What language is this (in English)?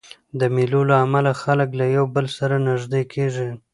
Pashto